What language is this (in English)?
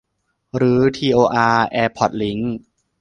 Thai